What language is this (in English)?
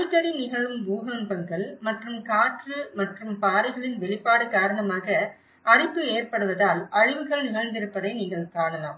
Tamil